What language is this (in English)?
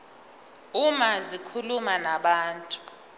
Zulu